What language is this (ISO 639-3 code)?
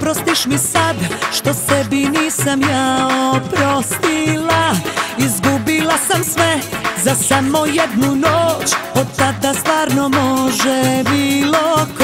pol